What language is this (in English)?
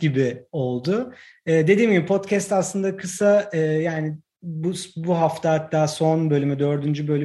Turkish